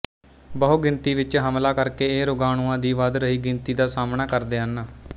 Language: Punjabi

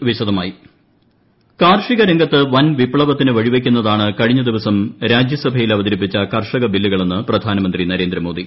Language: Malayalam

